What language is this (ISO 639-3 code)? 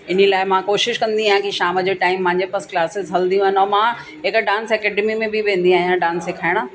snd